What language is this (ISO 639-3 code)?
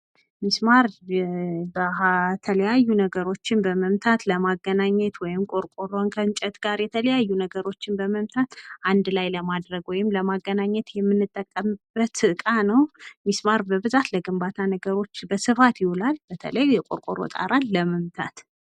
amh